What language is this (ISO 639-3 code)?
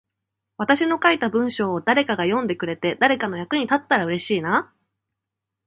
jpn